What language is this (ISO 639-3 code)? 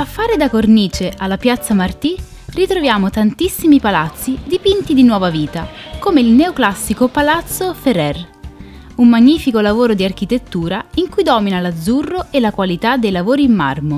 ita